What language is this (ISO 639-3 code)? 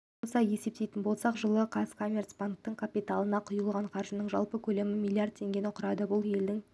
kaz